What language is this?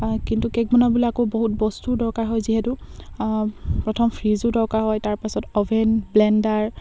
Assamese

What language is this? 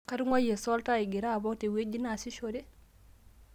Masai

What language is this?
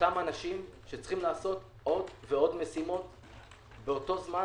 Hebrew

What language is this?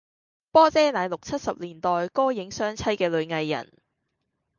Cantonese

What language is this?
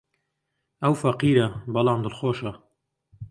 Central Kurdish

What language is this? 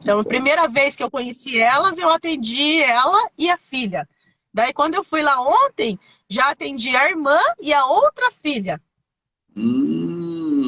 Portuguese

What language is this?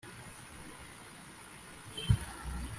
Kinyarwanda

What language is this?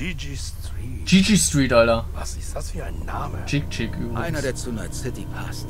German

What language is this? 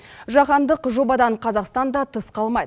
Kazakh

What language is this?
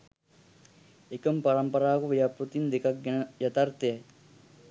Sinhala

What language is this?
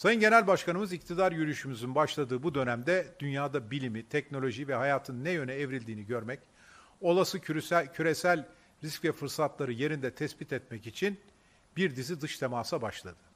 Turkish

